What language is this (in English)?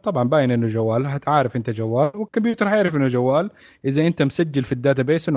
Arabic